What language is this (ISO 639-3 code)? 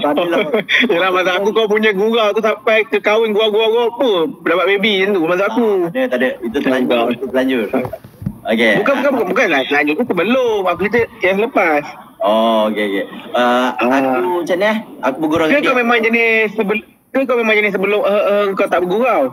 msa